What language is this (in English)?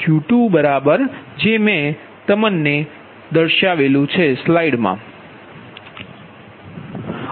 Gujarati